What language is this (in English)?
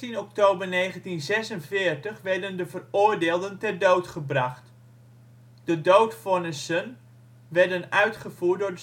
Dutch